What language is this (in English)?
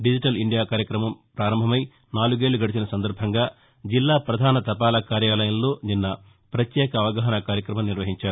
Telugu